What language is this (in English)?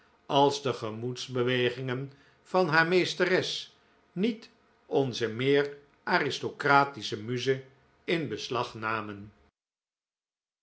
Dutch